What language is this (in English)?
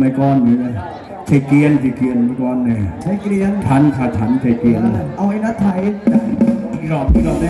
Thai